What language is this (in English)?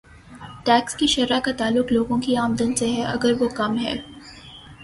Urdu